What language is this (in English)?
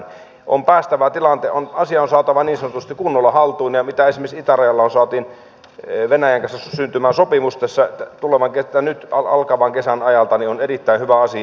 Finnish